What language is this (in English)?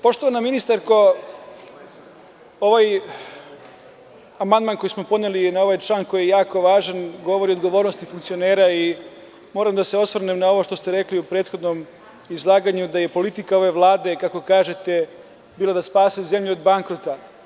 Serbian